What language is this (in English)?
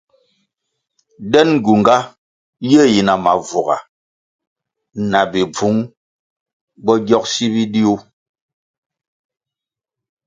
Kwasio